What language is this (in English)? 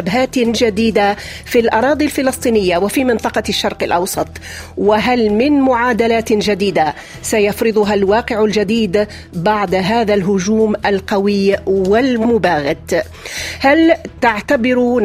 Arabic